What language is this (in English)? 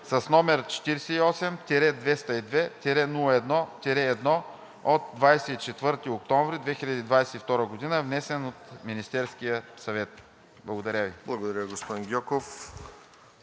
Bulgarian